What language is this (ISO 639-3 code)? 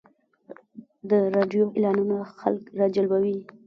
pus